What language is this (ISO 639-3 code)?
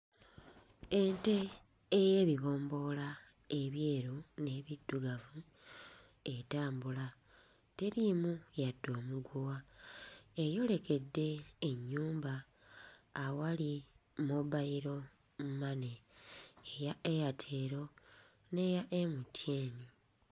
lug